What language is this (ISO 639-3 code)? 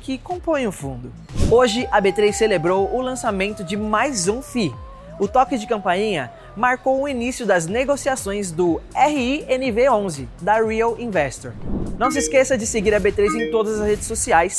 por